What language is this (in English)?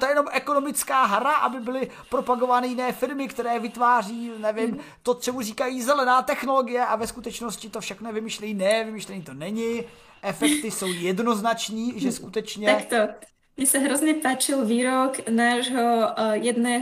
Czech